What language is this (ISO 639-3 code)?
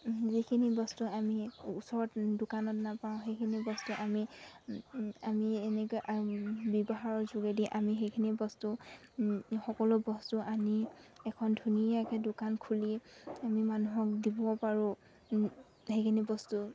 asm